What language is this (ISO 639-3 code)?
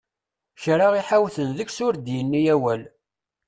kab